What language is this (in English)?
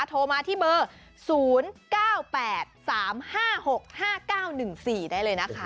Thai